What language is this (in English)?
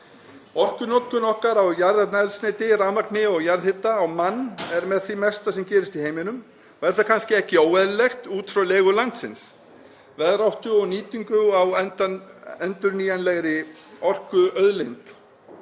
Icelandic